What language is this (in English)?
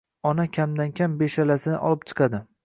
Uzbek